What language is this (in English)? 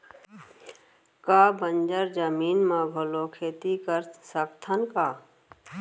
Chhattisgarhi